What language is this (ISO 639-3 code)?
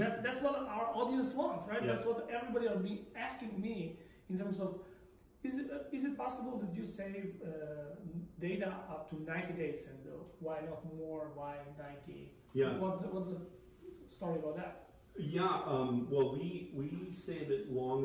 eng